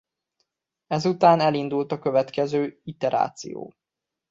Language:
Hungarian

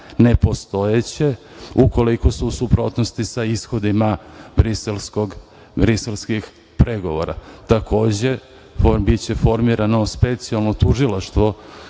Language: Serbian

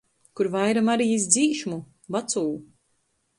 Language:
Latgalian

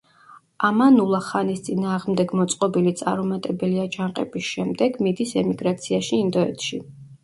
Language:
Georgian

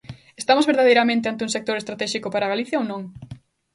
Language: Galician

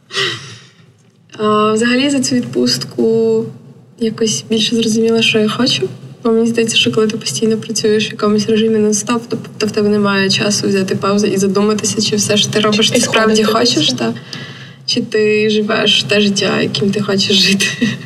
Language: Ukrainian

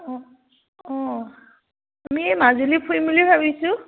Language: Assamese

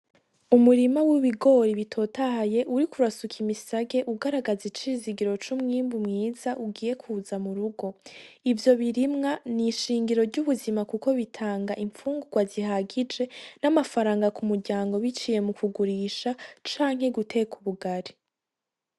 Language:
Rundi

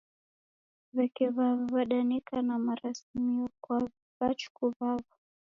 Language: Taita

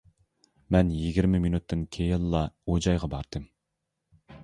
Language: Uyghur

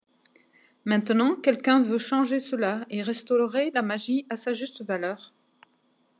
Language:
French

